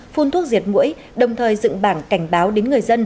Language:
Vietnamese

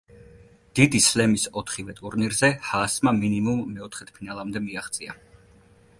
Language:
Georgian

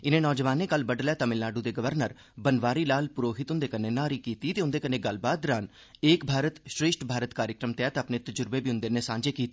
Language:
Dogri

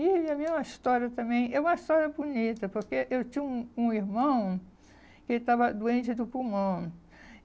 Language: Portuguese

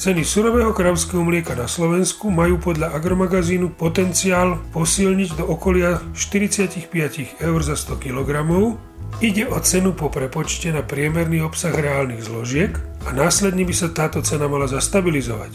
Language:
Slovak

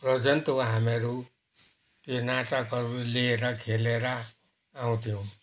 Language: Nepali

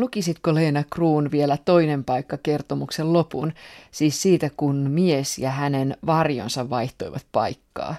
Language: Finnish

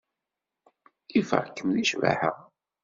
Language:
Kabyle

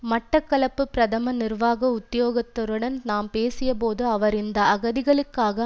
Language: Tamil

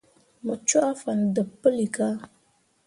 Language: Mundang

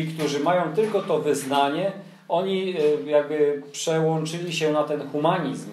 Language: Polish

